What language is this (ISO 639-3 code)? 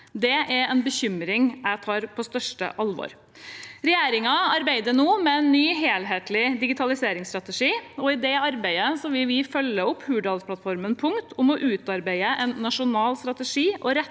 nor